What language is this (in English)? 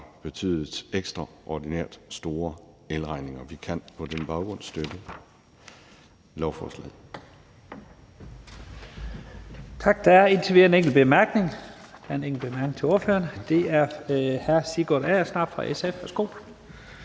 Danish